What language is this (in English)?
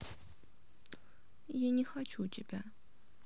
Russian